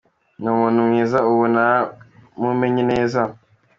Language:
Kinyarwanda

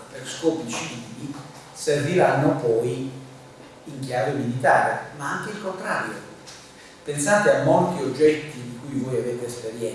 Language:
Italian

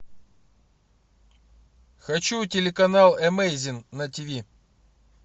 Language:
Russian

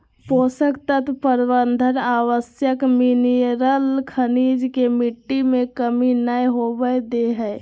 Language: Magahi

